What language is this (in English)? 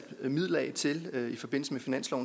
Danish